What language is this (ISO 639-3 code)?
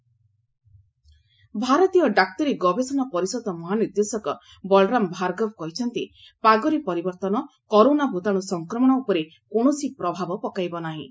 ori